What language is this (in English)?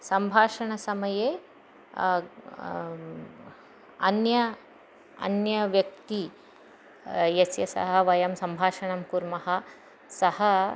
Sanskrit